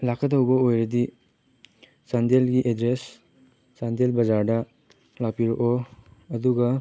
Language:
Manipuri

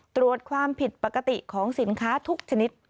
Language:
Thai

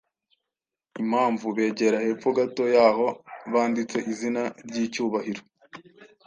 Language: Kinyarwanda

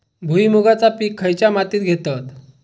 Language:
Marathi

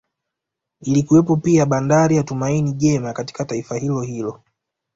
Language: Swahili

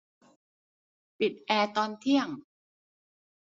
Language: Thai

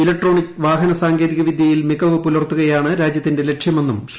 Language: Malayalam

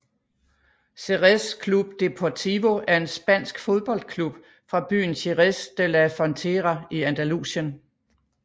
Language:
Danish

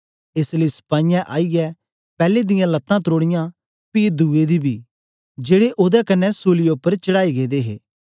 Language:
Dogri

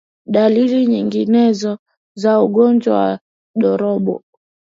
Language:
Swahili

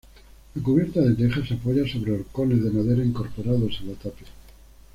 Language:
Spanish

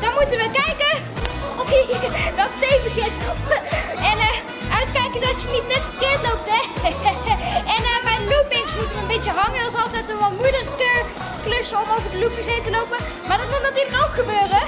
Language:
Dutch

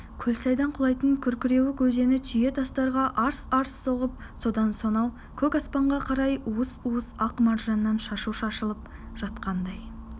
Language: Kazakh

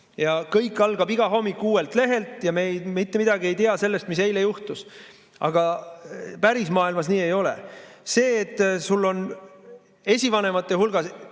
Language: Estonian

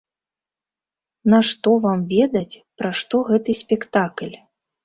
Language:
Belarusian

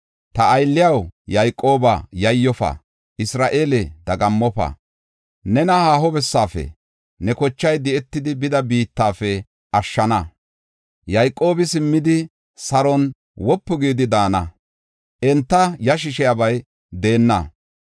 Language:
Gofa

